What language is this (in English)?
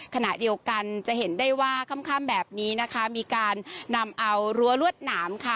Thai